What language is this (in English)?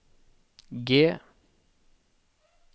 Norwegian